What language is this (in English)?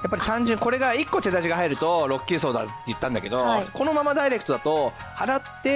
Japanese